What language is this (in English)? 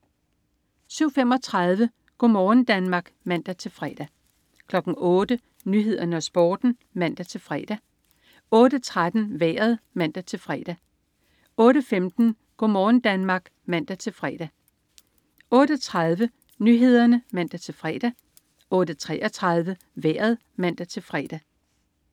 Danish